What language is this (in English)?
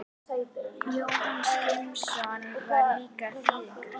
Icelandic